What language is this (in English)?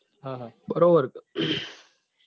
Gujarati